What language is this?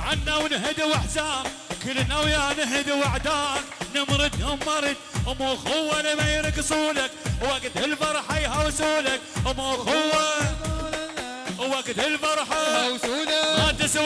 Arabic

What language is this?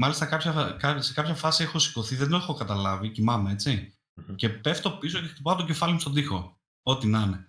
Greek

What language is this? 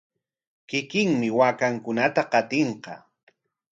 Corongo Ancash Quechua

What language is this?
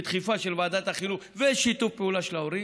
Hebrew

